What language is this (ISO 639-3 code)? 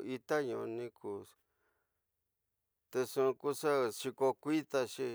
mtx